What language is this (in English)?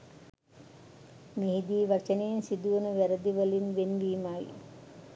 Sinhala